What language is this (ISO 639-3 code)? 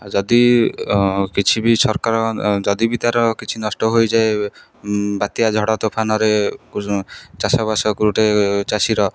ori